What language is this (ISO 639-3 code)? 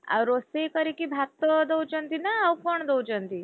ori